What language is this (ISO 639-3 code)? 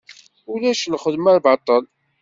kab